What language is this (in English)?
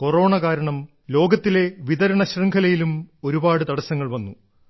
Malayalam